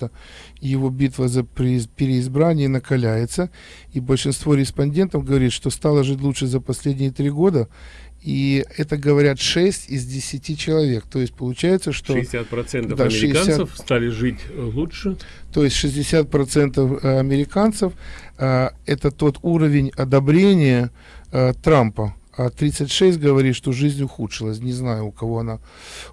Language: Russian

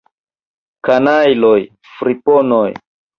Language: Esperanto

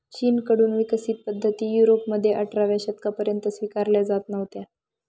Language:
Marathi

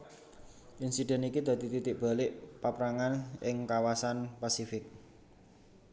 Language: Javanese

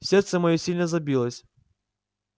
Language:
Russian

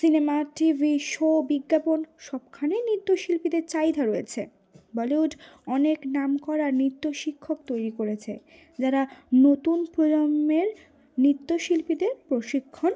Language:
Bangla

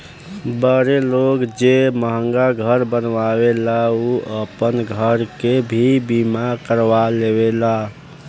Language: Bhojpuri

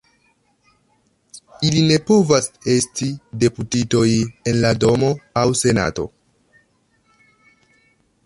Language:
Esperanto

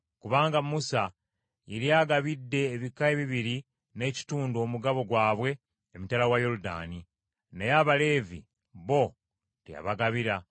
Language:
Ganda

